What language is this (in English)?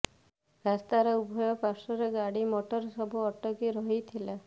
Odia